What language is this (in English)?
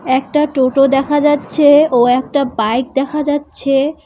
Bangla